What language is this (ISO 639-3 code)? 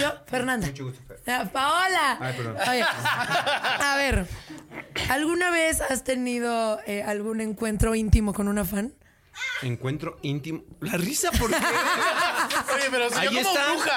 spa